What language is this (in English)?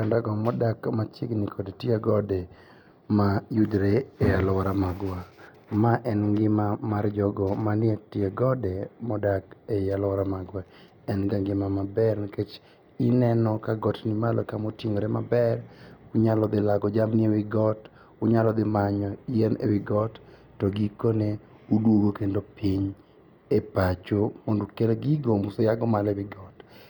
Luo (Kenya and Tanzania)